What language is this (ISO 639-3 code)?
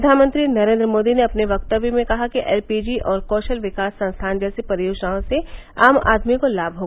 hin